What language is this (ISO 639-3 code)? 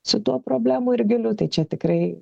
lit